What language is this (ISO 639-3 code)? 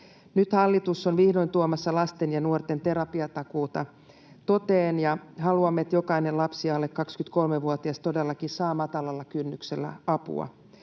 fin